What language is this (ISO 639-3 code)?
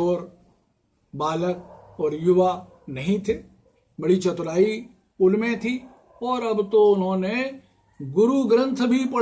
hin